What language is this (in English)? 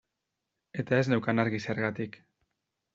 Basque